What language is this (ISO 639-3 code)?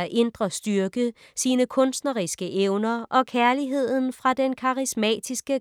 dan